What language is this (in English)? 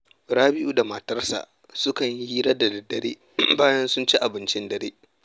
Hausa